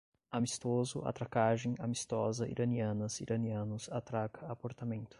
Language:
Portuguese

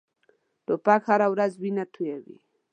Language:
Pashto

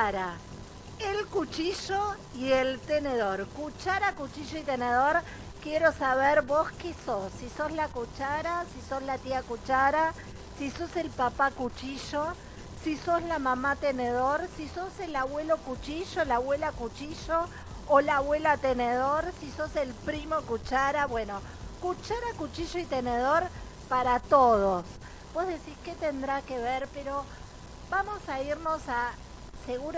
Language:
Spanish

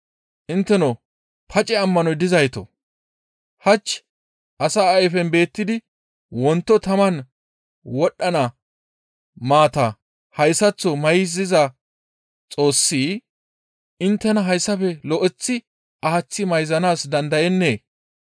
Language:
Gamo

